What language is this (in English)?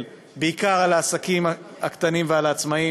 Hebrew